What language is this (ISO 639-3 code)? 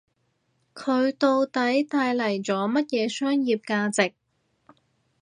yue